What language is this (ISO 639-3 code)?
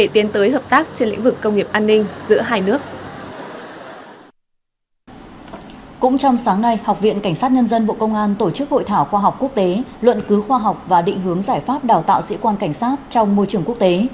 vie